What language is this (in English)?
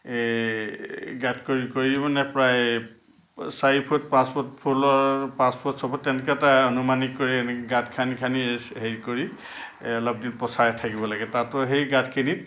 Assamese